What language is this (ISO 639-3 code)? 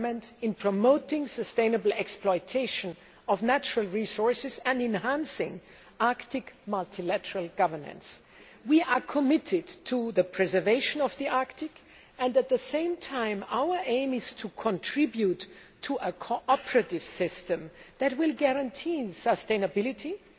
eng